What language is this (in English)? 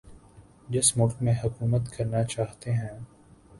Urdu